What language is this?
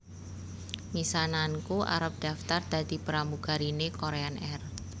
Javanese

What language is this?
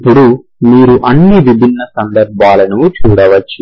Telugu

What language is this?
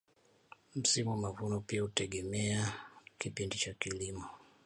Swahili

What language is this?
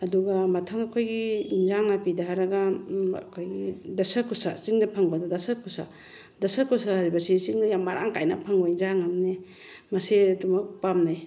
Manipuri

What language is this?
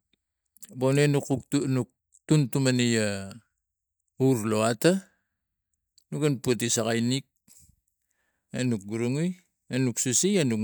Tigak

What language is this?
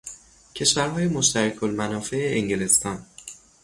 Persian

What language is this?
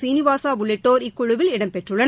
Tamil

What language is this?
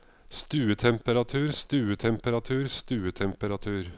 Norwegian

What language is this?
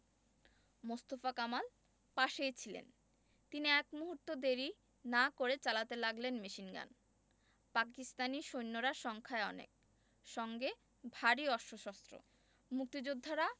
Bangla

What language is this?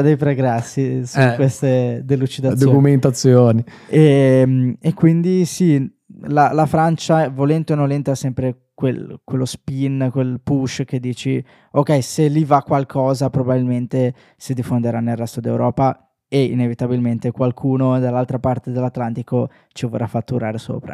Italian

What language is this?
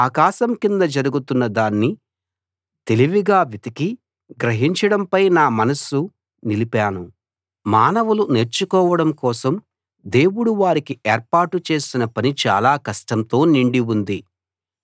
Telugu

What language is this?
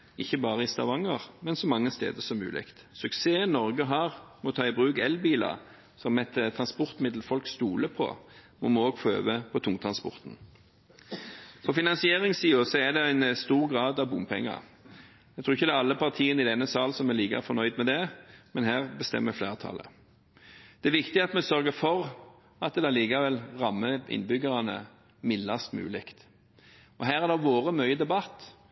Norwegian Bokmål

